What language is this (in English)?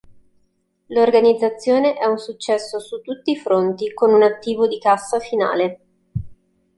Italian